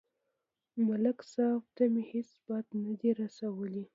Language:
Pashto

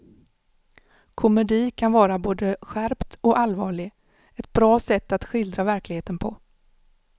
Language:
Swedish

